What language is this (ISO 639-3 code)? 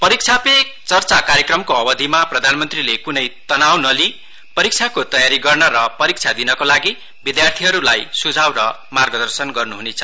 nep